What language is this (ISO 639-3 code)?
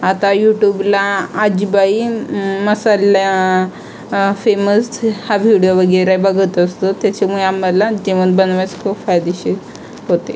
mar